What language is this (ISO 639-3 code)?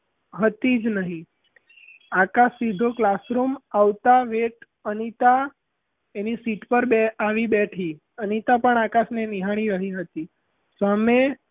guj